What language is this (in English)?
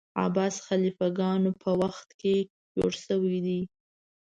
Pashto